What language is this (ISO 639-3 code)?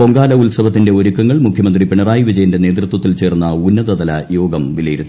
mal